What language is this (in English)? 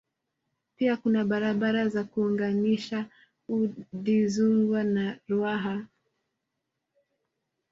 Swahili